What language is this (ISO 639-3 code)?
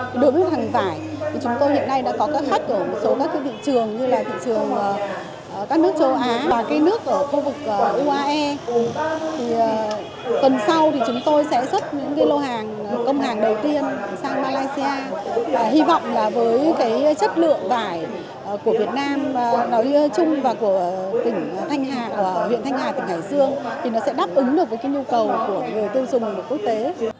vie